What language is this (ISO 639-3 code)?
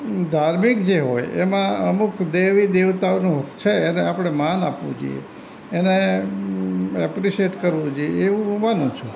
guj